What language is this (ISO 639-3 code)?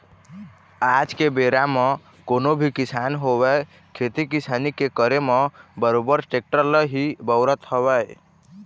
hne